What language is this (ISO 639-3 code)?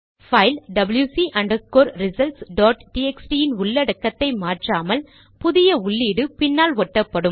tam